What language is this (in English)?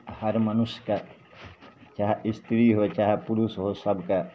Maithili